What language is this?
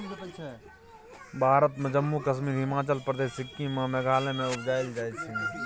Maithili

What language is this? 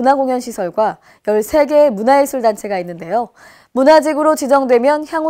Korean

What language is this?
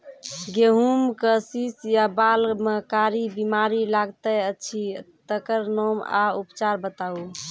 Maithili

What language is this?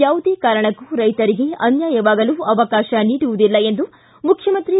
Kannada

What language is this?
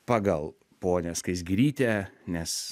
Lithuanian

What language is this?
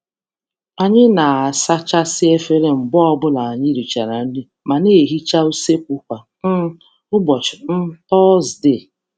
Igbo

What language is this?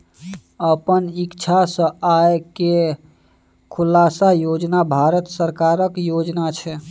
Maithili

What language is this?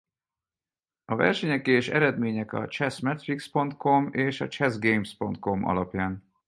Hungarian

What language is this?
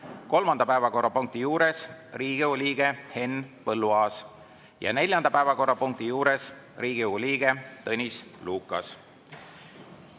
Estonian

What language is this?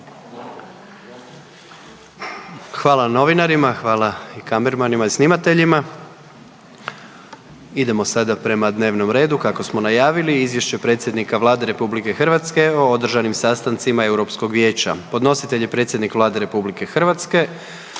Croatian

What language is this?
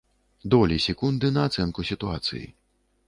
Belarusian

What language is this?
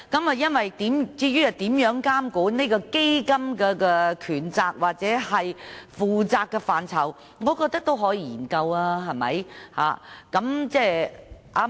Cantonese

